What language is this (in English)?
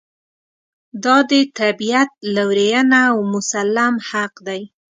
Pashto